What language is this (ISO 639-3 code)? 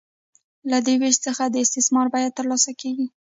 pus